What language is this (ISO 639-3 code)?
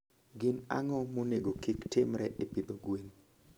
luo